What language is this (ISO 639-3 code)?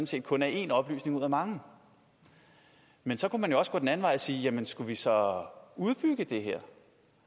dan